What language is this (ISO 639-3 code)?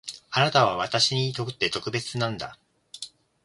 jpn